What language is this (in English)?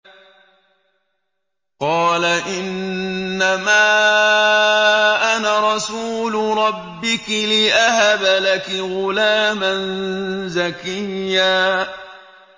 Arabic